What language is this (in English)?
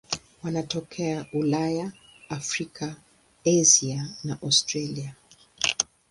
Swahili